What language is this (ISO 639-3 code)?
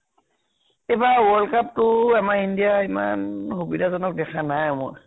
asm